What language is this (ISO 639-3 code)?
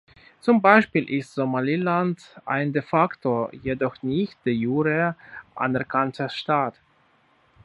deu